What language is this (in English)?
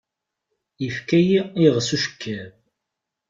Kabyle